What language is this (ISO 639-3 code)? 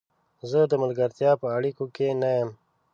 pus